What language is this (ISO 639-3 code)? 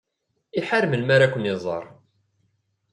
kab